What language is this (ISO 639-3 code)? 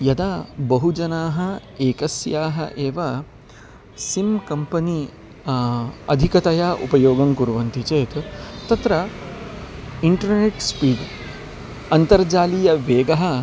san